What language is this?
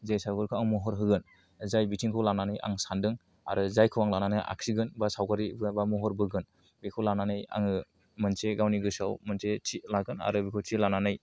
Bodo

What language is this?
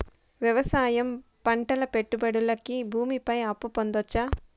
Telugu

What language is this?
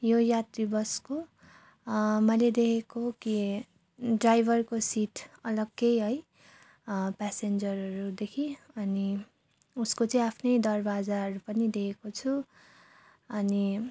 Nepali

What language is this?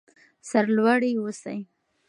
Pashto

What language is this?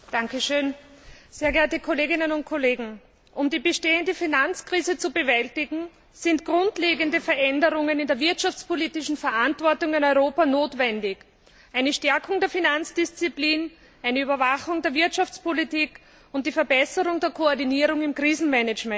German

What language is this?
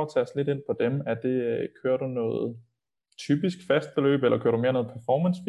Danish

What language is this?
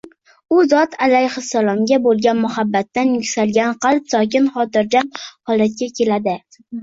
Uzbek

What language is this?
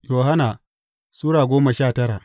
Hausa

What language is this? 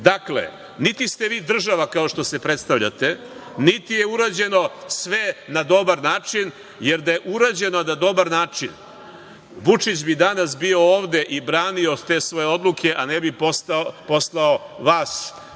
Serbian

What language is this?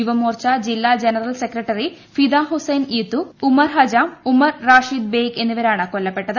Malayalam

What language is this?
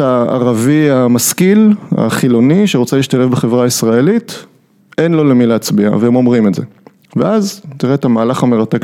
Hebrew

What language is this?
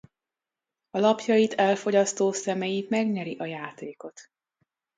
Hungarian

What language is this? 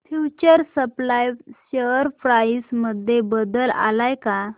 Marathi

